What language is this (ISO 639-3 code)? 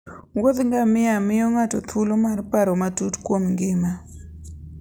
luo